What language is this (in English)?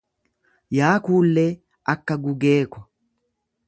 Oromo